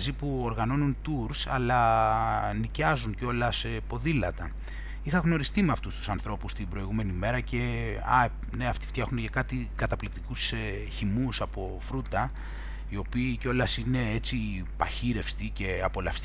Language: Greek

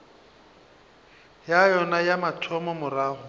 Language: Northern Sotho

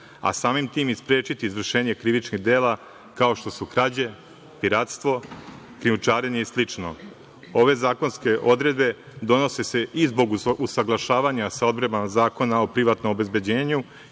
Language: Serbian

